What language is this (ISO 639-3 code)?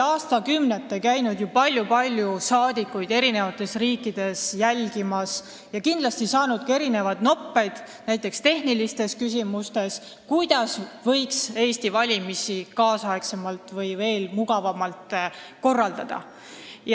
est